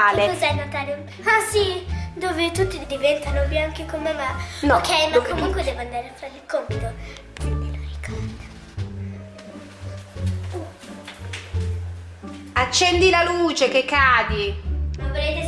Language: Italian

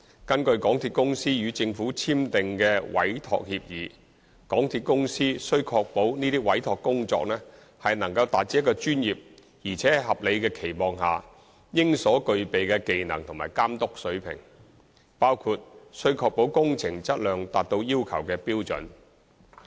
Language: Cantonese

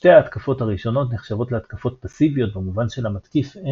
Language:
Hebrew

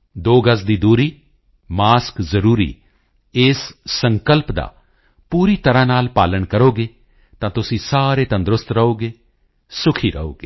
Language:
Punjabi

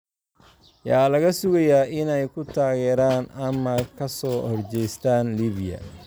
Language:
Somali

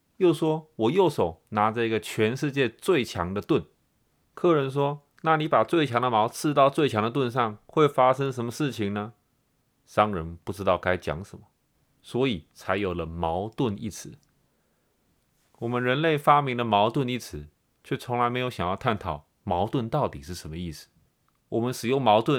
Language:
Chinese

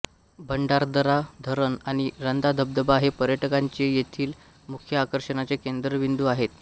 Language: Marathi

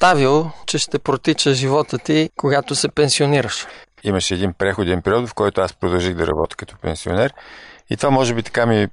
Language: Bulgarian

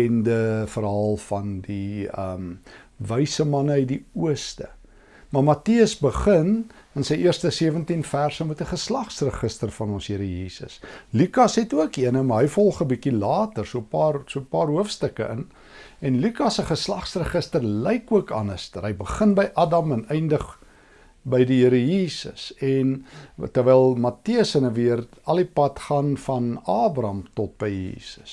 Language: Dutch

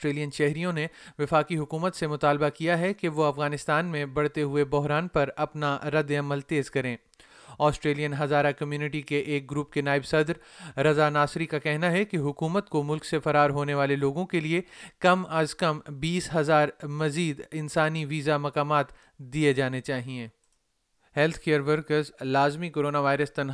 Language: Urdu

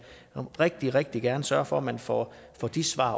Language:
Danish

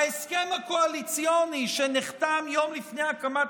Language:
Hebrew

